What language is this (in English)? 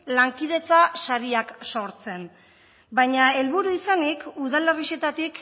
Basque